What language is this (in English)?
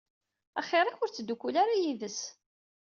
Kabyle